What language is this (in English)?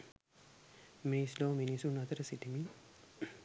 Sinhala